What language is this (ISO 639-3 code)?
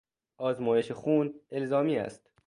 fas